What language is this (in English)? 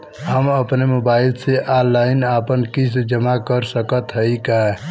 Bhojpuri